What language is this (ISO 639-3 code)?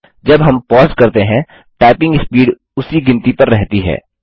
hin